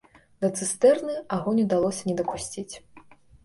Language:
Belarusian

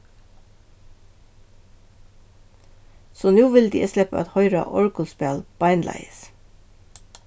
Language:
Faroese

